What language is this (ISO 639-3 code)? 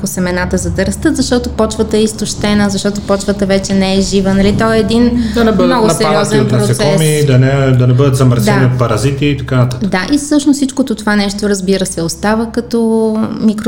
bul